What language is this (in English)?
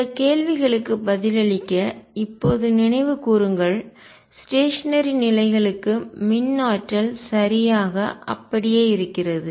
Tamil